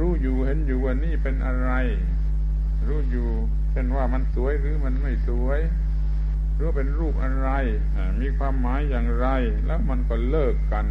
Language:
Thai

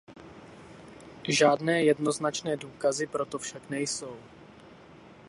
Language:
Czech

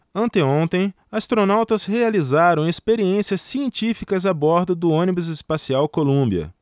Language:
Portuguese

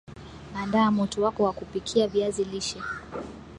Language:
Swahili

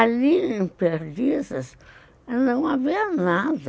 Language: Portuguese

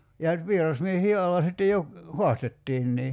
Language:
Finnish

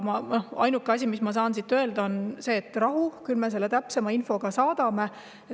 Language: Estonian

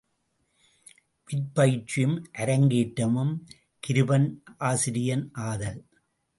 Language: Tamil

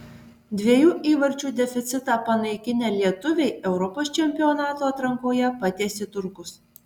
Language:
Lithuanian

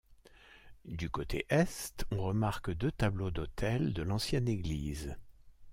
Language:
French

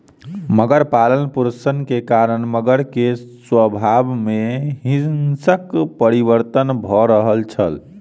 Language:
Maithili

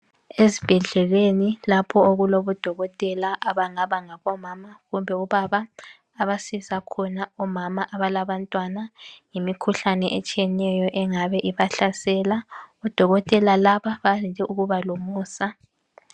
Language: North Ndebele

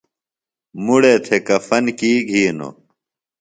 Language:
Phalura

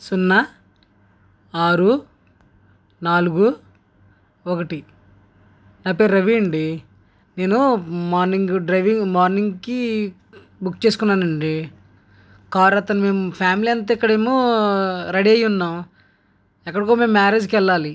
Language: Telugu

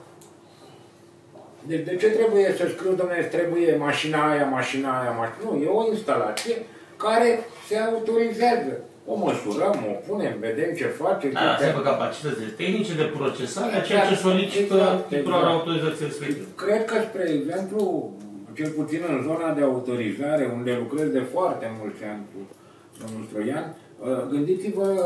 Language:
Romanian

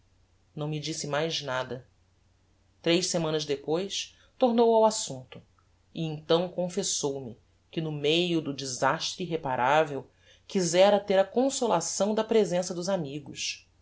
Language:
Portuguese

